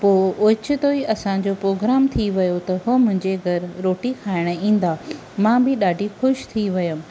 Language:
Sindhi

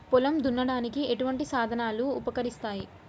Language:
Telugu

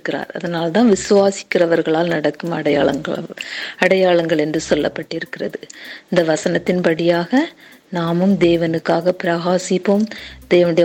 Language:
Tamil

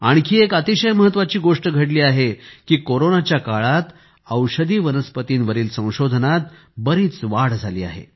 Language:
Marathi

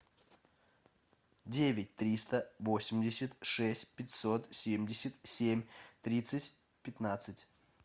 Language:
Russian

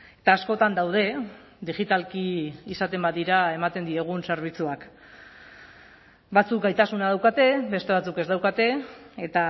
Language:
Basque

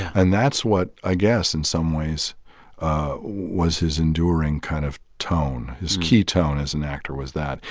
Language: English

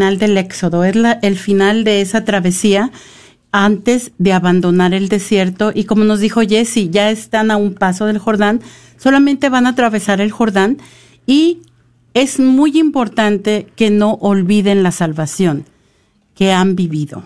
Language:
Spanish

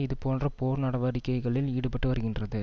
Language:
Tamil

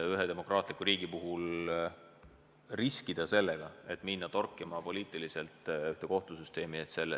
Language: Estonian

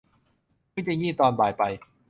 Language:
Thai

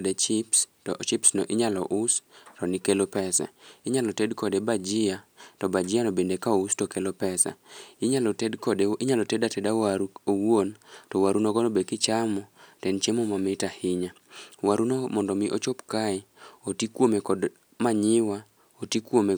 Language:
Luo (Kenya and Tanzania)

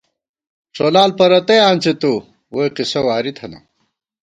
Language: Gawar-Bati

